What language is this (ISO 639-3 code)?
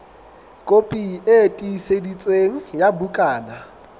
sot